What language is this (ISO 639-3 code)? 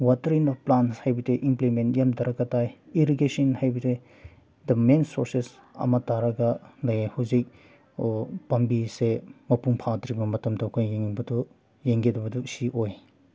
mni